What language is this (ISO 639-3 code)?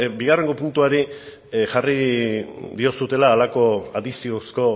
eus